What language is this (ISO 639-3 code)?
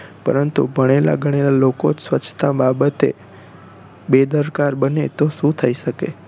guj